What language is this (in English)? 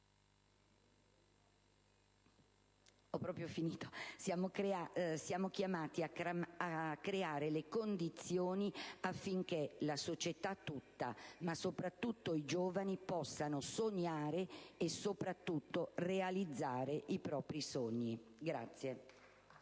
Italian